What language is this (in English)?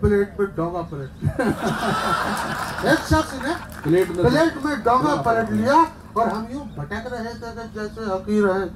Urdu